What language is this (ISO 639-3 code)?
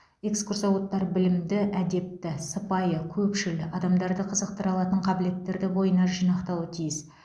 kaz